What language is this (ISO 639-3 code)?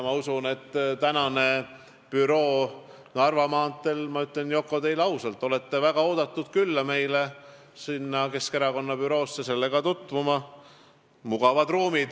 est